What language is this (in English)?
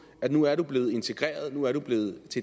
Danish